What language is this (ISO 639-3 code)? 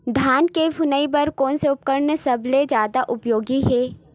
hne